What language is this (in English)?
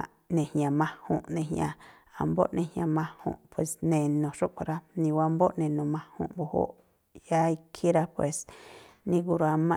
Tlacoapa Me'phaa